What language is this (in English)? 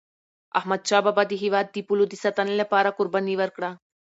Pashto